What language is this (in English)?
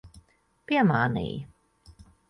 Latvian